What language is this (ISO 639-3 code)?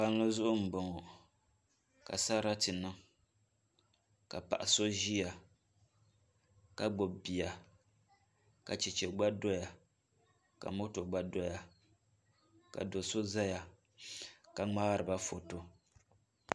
dag